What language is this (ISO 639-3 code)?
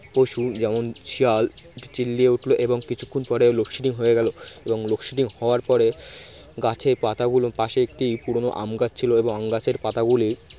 ben